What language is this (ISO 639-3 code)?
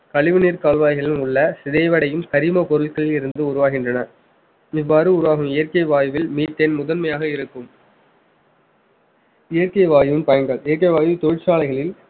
tam